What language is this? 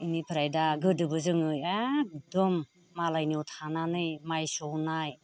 Bodo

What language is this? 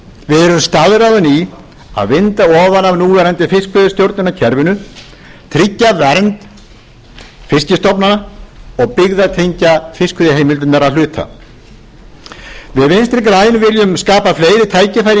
Icelandic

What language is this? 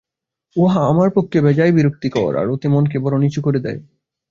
Bangla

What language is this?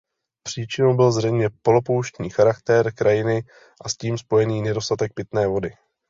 Czech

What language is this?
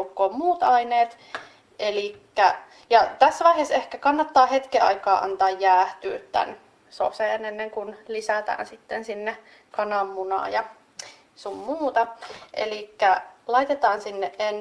Finnish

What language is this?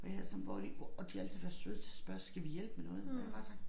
Danish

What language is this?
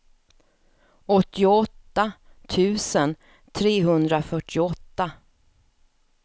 Swedish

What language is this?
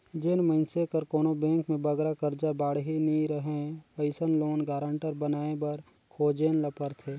Chhattisgarhi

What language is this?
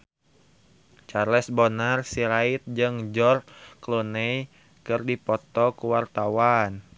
Sundanese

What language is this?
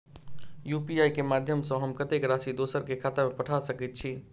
Maithili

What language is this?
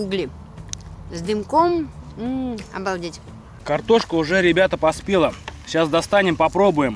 Russian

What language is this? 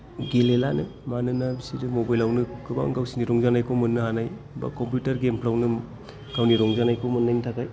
Bodo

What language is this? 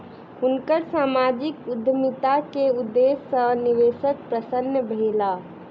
Maithili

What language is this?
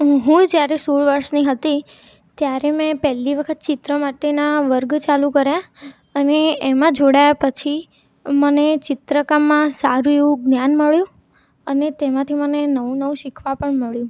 Gujarati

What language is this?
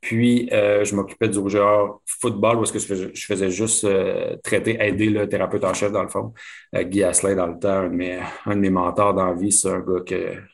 French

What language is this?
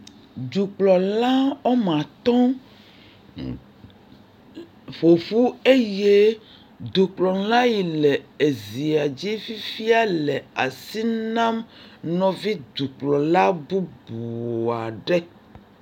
Ewe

